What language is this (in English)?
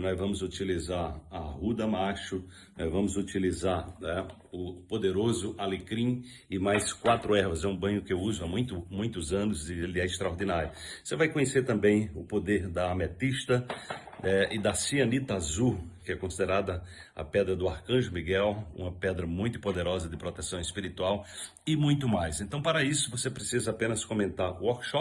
Portuguese